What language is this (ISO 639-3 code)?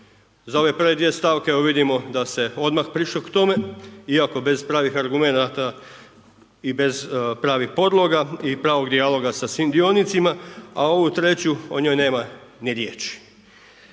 hrv